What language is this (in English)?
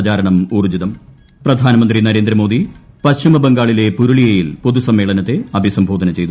Malayalam